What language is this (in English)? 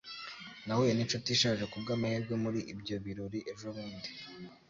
Kinyarwanda